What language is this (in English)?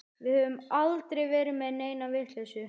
Icelandic